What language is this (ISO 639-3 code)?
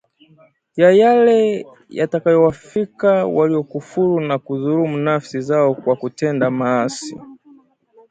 swa